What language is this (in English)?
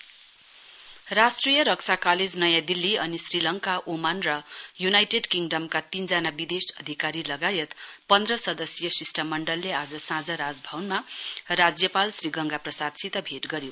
Nepali